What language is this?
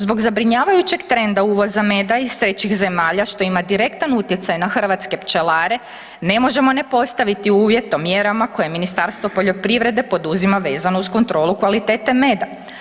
Croatian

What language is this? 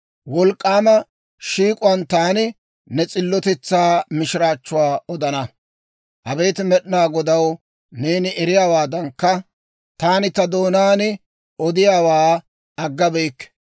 Dawro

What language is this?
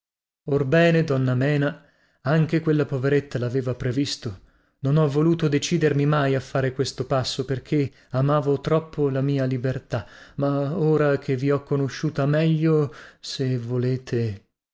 Italian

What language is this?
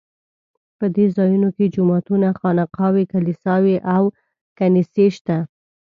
Pashto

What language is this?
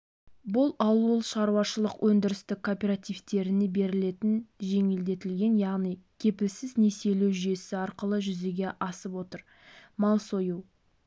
Kazakh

